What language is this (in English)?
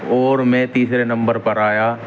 Urdu